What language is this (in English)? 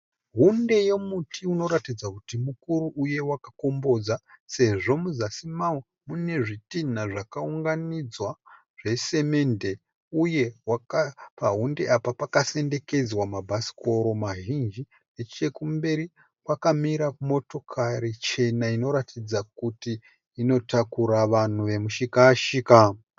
Shona